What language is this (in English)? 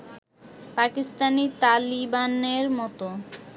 Bangla